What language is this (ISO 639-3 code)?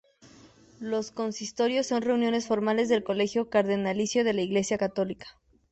spa